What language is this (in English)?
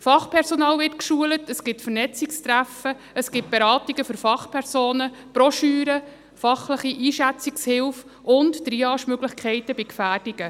Swiss German